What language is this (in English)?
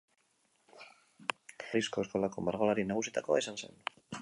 Basque